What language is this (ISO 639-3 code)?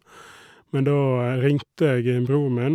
nor